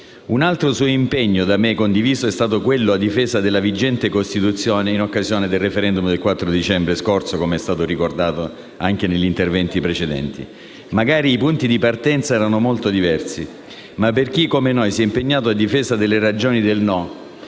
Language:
Italian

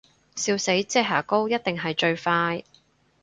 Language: Cantonese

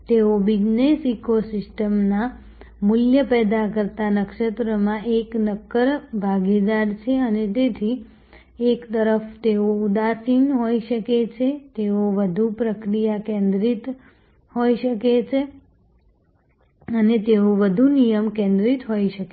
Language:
Gujarati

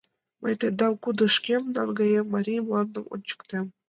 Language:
Mari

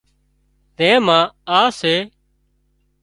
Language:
Wadiyara Koli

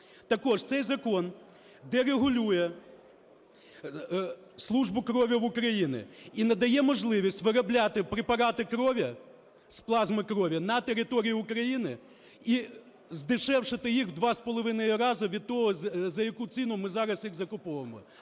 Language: Ukrainian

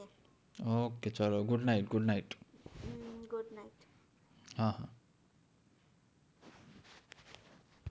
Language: Gujarati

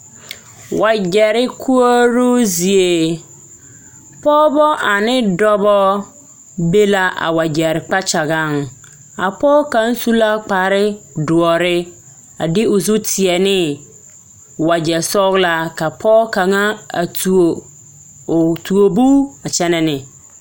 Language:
Southern Dagaare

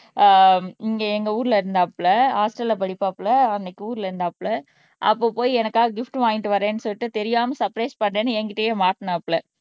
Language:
Tamil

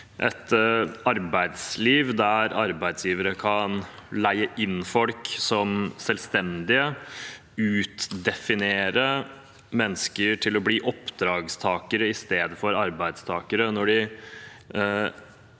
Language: Norwegian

